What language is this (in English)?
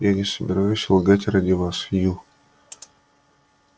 Russian